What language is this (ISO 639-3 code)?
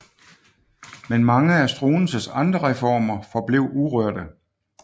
dan